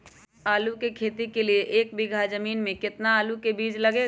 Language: Magahi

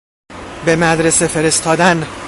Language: Persian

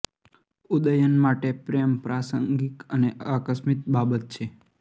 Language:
Gujarati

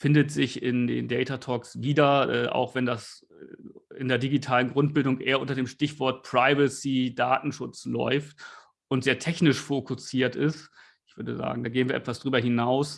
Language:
German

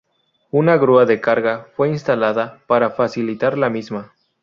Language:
Spanish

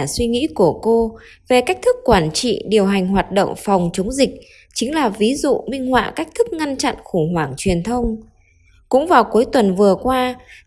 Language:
Vietnamese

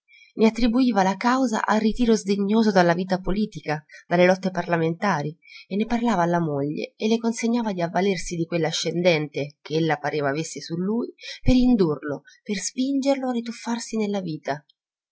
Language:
Italian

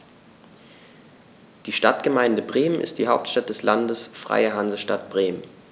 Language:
German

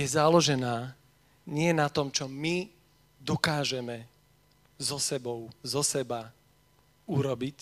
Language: Slovak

